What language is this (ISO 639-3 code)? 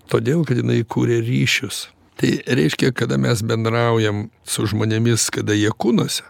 lit